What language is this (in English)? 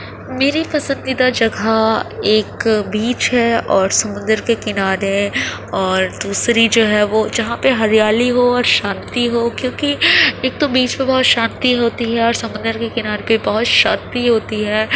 Urdu